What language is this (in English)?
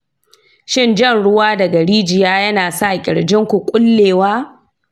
Hausa